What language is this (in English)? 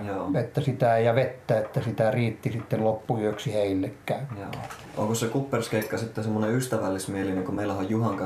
Finnish